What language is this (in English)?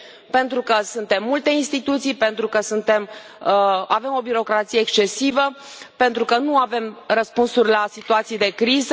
Romanian